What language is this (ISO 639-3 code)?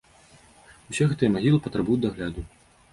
bel